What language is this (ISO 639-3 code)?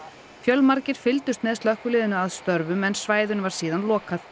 isl